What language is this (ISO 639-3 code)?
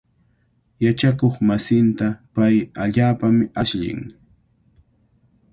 qvl